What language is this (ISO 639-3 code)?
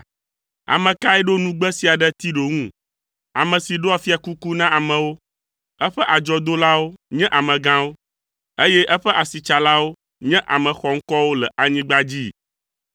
ewe